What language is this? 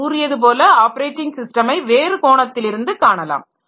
Tamil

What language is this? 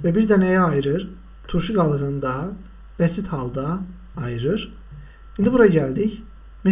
Turkish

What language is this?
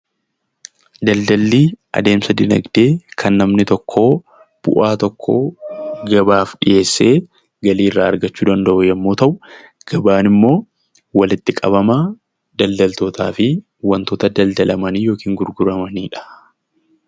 Oromo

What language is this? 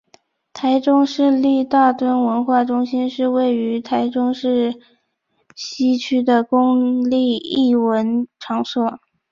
Chinese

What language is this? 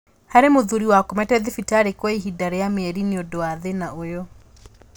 Kikuyu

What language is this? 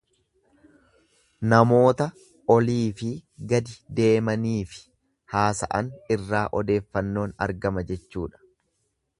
Oromo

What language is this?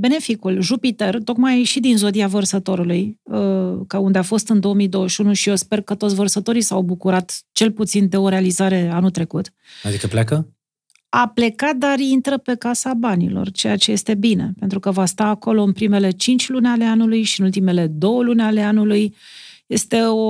Romanian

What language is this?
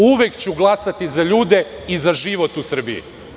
Serbian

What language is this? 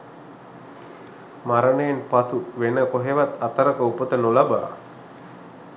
Sinhala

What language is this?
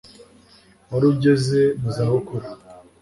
Kinyarwanda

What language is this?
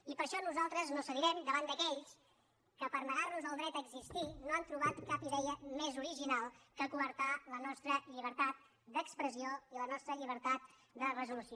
Catalan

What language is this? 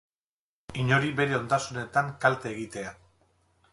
Basque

